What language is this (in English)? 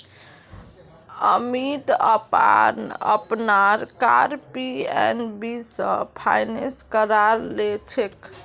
Magahi